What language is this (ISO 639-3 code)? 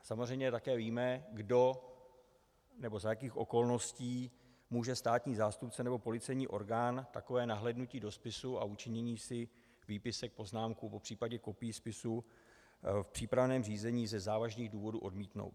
ces